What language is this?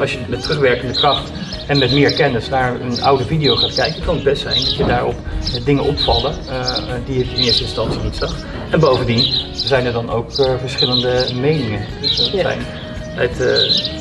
Dutch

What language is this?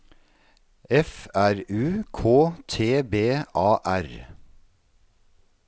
Norwegian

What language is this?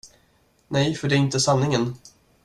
Swedish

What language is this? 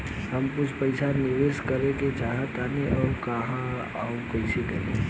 Bhojpuri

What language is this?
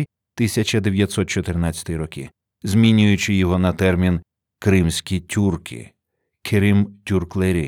Ukrainian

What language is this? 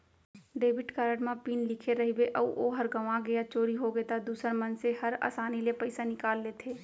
Chhattisgarhi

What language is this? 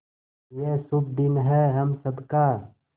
Hindi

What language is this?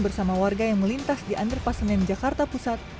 Indonesian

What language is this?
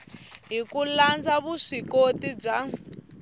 Tsonga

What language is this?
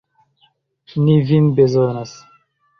Esperanto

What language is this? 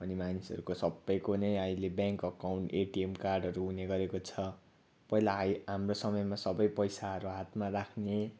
Nepali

